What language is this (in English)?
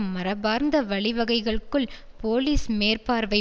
Tamil